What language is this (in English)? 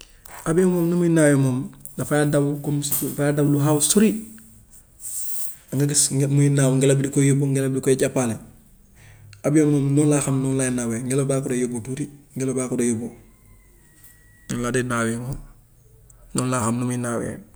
Gambian Wolof